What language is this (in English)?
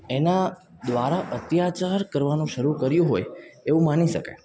Gujarati